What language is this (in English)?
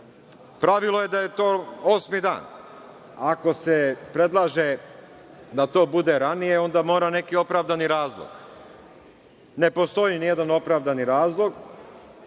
Serbian